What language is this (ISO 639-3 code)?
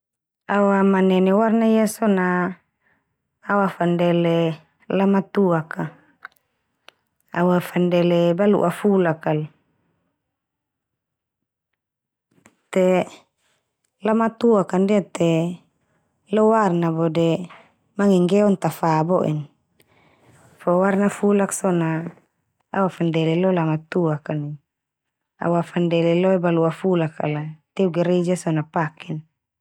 twu